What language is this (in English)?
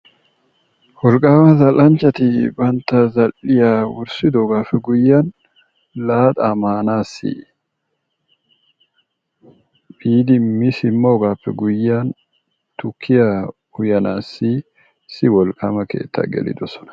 Wolaytta